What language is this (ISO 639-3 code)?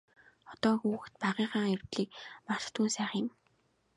mon